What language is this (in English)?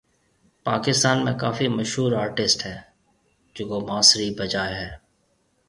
Marwari (Pakistan)